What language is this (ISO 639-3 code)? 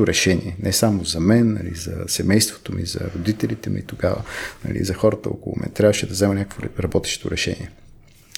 bul